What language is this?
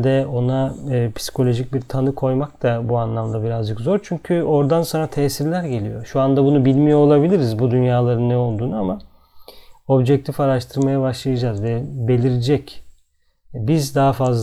Turkish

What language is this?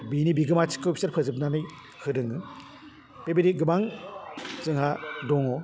Bodo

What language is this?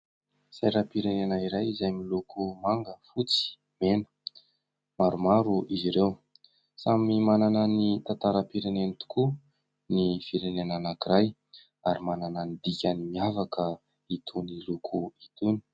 Malagasy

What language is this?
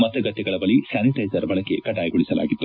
Kannada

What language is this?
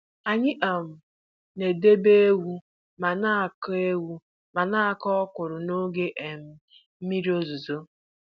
Igbo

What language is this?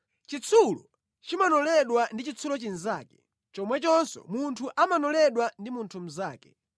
Nyanja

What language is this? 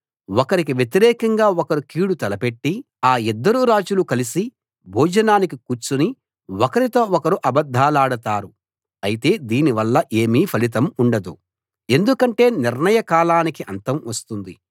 Telugu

